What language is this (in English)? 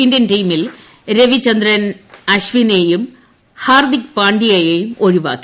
Malayalam